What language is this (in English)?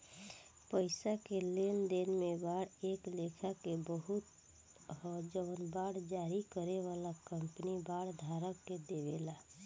Bhojpuri